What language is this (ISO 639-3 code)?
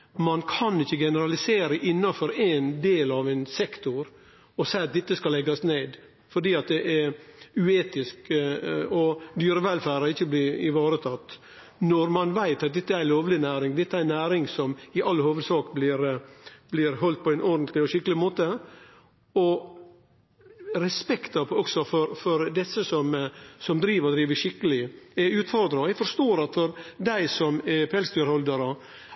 nno